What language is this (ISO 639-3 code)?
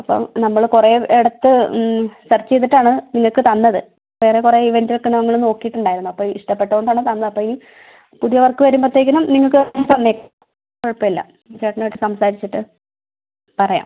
mal